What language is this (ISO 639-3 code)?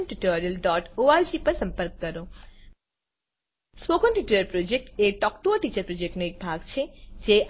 guj